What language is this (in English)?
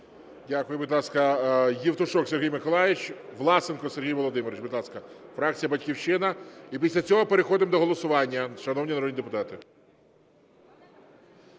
Ukrainian